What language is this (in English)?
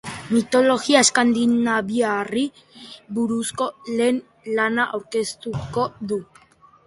Basque